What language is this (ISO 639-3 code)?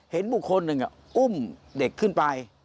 tha